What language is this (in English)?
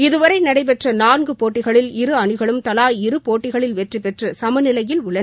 Tamil